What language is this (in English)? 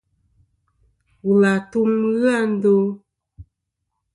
Kom